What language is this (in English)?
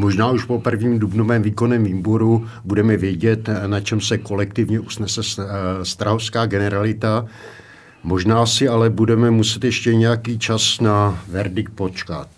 Czech